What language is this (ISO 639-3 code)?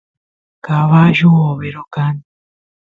qus